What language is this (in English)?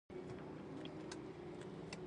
Pashto